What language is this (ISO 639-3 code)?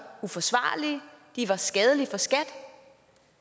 dan